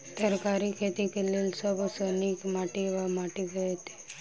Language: Maithili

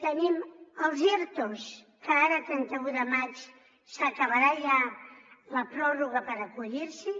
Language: Catalan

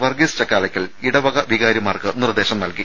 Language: Malayalam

